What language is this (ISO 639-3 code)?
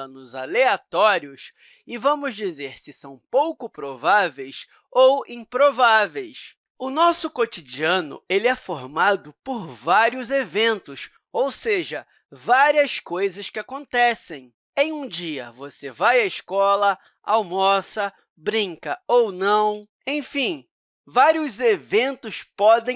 por